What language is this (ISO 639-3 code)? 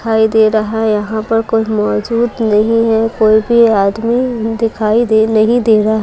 hin